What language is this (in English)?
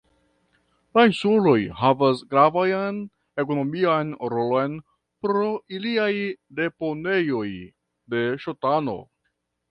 Esperanto